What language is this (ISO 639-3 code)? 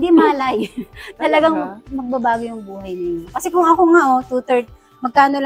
fil